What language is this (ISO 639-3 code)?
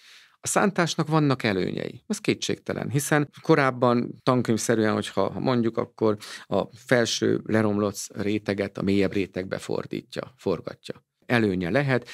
hun